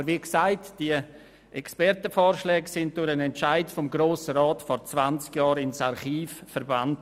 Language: Swiss German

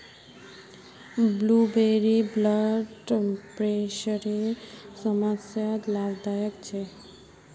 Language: Magahi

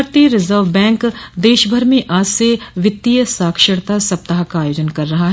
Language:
Hindi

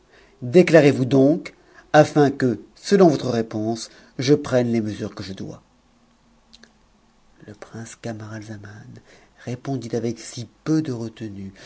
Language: French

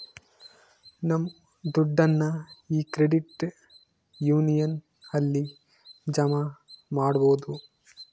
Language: Kannada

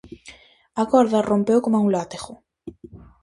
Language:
Galician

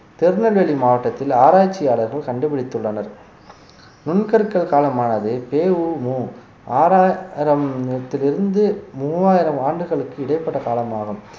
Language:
Tamil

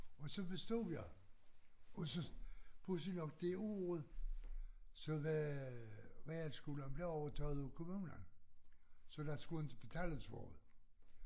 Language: Danish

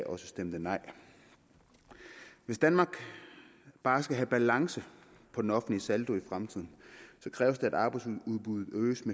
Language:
Danish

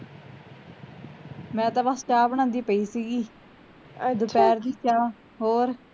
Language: Punjabi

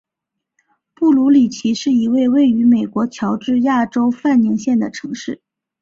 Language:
Chinese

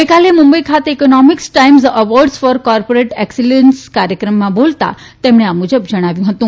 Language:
Gujarati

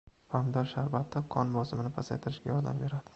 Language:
Uzbek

